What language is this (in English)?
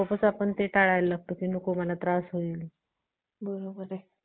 Marathi